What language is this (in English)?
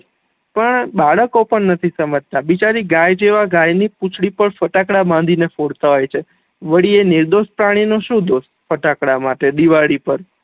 Gujarati